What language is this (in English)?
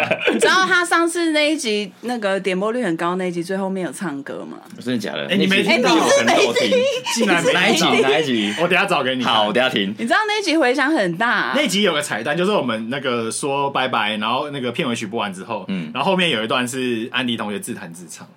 Chinese